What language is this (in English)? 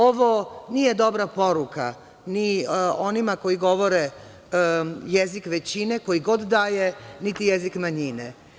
Serbian